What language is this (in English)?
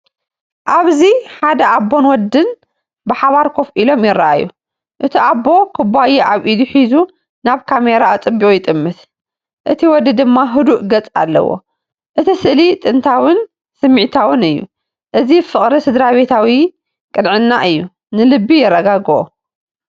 Tigrinya